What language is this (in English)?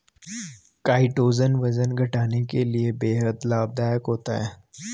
Hindi